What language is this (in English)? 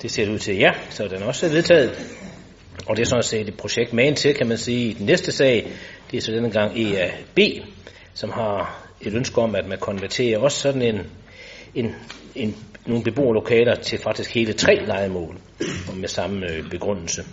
Danish